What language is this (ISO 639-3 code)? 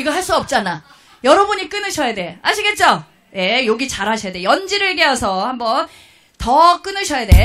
kor